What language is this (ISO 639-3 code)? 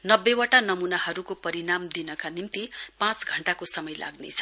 nep